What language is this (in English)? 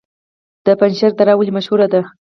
Pashto